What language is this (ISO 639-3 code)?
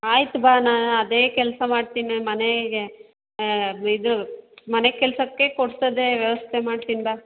kan